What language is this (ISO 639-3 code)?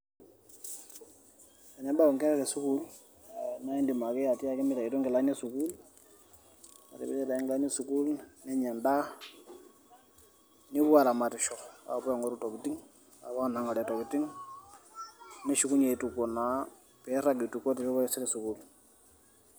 mas